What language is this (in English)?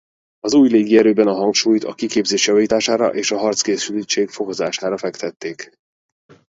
Hungarian